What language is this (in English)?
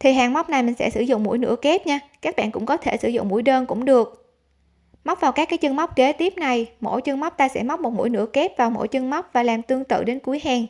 Vietnamese